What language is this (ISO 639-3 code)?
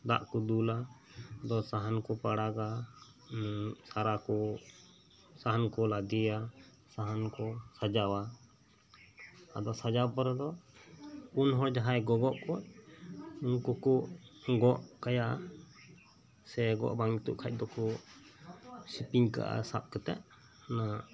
sat